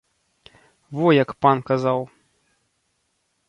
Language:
Belarusian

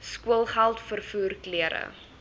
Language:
Afrikaans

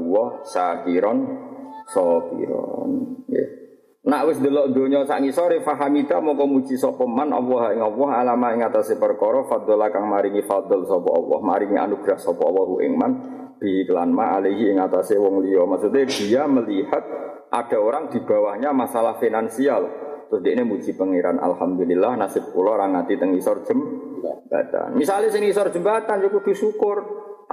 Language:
Malay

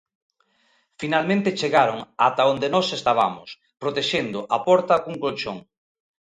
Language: Galician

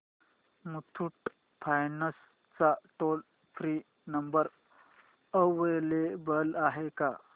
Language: Marathi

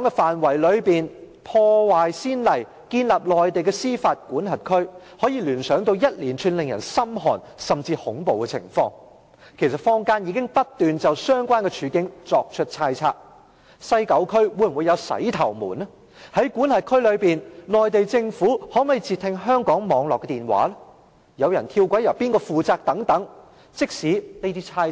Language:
Cantonese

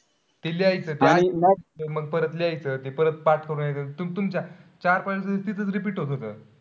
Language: Marathi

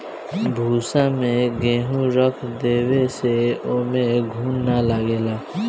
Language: Bhojpuri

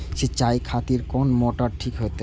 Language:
Maithili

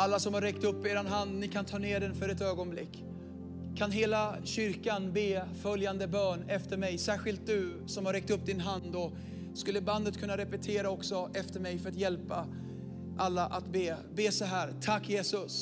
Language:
Swedish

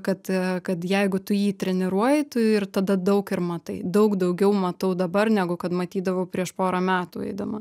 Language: Lithuanian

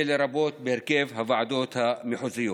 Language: Hebrew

